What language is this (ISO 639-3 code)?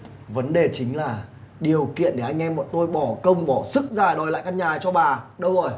vie